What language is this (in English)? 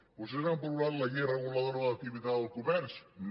Catalan